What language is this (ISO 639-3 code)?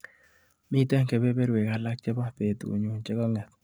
kln